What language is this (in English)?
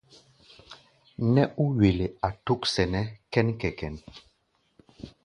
Gbaya